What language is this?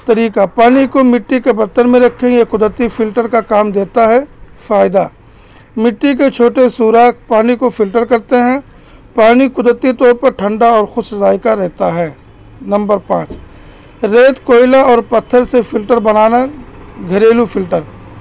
Urdu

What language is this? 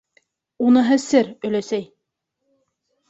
Bashkir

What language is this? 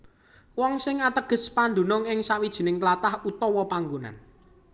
Javanese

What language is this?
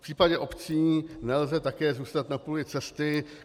Czech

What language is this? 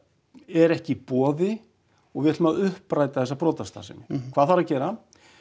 Icelandic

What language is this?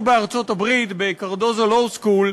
Hebrew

